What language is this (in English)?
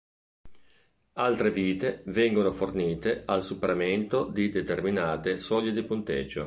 Italian